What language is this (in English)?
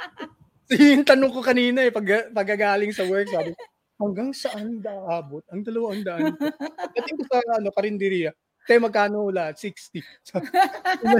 Filipino